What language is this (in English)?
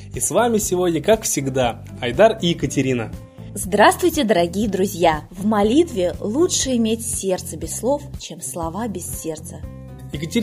Russian